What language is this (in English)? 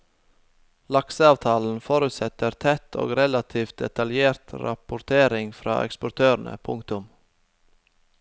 Norwegian